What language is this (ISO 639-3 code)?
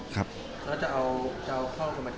tha